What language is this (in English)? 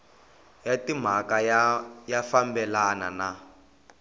Tsonga